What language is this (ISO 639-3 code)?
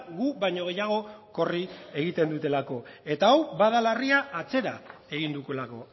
eus